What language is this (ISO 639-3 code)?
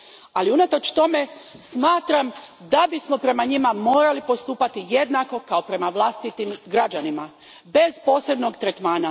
hrv